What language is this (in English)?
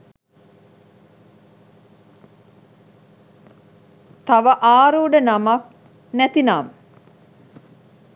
Sinhala